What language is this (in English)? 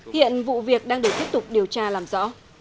Vietnamese